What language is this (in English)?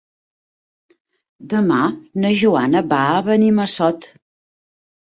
Catalan